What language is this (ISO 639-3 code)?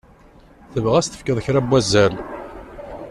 kab